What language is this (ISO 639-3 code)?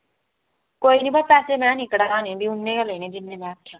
doi